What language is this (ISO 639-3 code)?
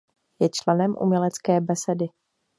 ces